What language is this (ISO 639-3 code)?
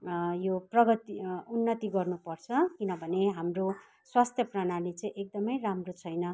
nep